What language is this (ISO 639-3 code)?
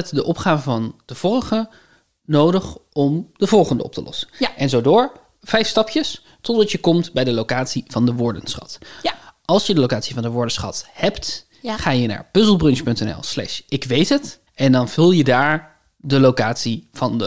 nld